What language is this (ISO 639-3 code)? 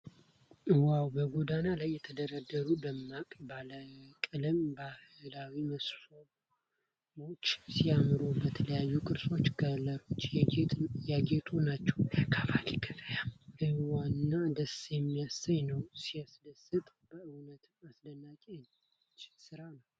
amh